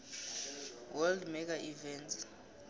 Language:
South Ndebele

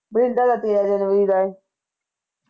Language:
Punjabi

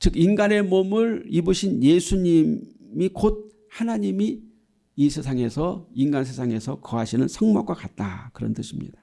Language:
Korean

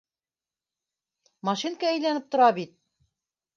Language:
Bashkir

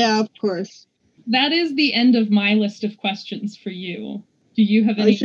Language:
English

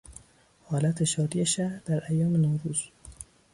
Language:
Persian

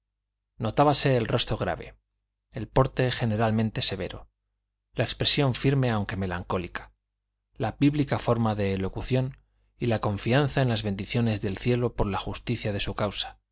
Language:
Spanish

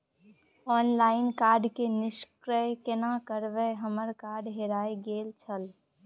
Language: Maithili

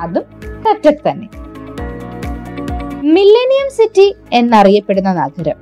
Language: Malayalam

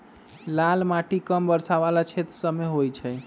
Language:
Magahi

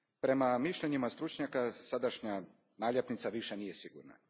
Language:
Croatian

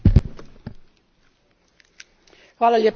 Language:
Croatian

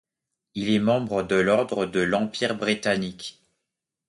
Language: French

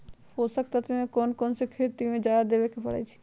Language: Magahi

